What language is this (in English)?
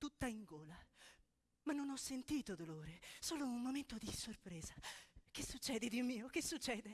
Italian